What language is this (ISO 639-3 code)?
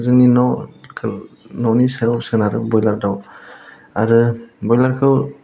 brx